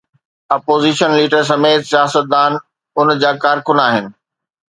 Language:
Sindhi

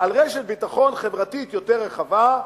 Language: Hebrew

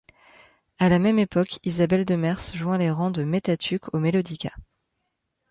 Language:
French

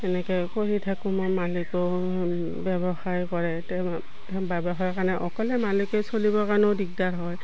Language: Assamese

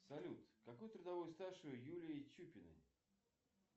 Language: Russian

